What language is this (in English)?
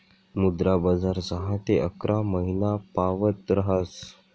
Marathi